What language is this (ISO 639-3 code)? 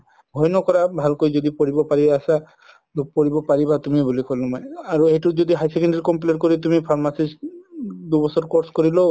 asm